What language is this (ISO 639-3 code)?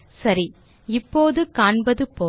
tam